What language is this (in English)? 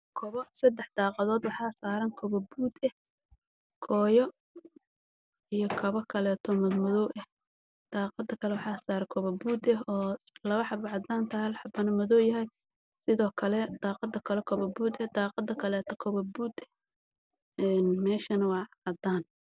Somali